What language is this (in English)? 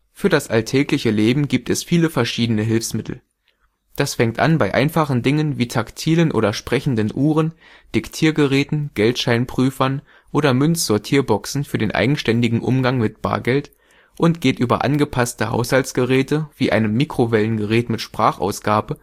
German